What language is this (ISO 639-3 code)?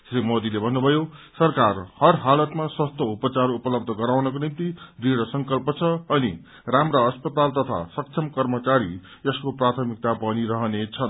nep